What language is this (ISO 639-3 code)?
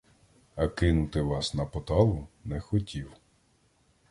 ukr